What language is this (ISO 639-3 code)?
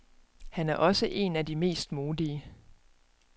dan